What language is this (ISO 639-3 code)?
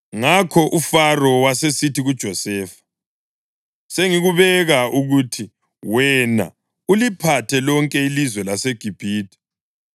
nde